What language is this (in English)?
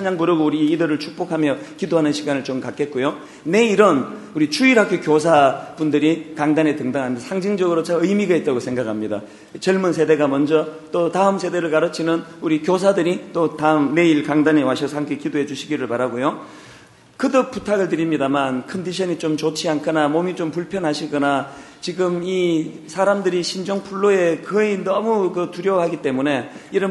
Korean